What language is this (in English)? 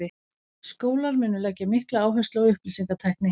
Icelandic